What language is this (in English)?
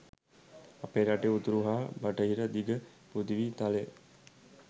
Sinhala